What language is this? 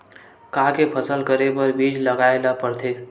Chhattisgarhi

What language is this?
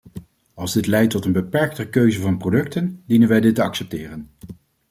Dutch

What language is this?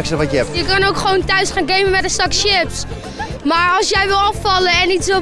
Dutch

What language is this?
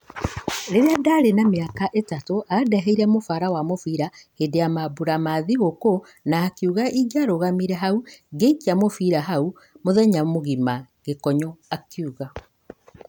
Kikuyu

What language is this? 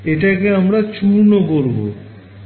Bangla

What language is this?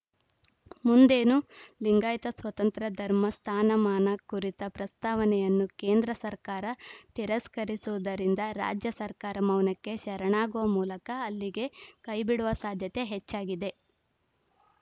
Kannada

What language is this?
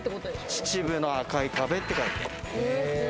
Japanese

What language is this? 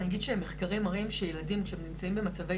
Hebrew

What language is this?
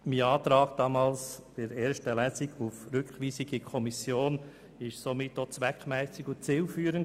Swiss German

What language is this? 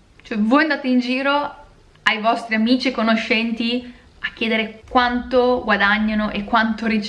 Italian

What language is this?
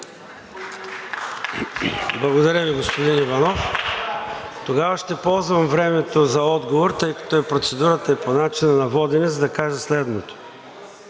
Bulgarian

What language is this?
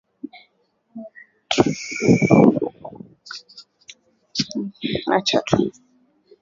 Swahili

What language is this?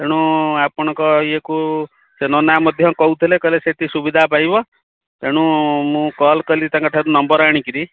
Odia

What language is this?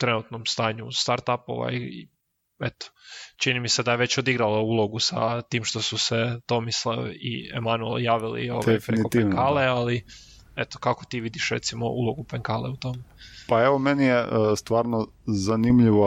Croatian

